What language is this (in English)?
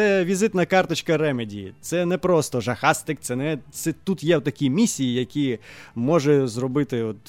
Ukrainian